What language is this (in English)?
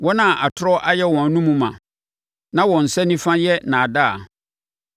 Akan